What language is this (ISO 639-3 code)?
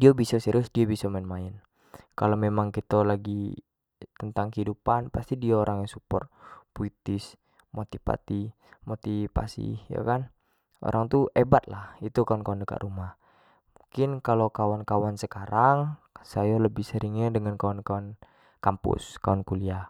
jax